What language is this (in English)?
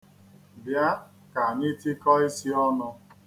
Igbo